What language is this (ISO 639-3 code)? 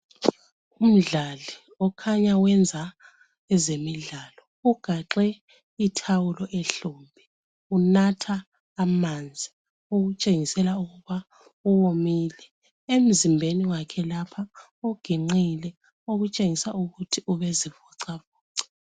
nde